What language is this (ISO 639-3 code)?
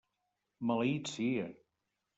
cat